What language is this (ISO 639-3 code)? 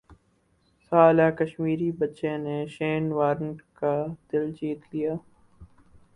urd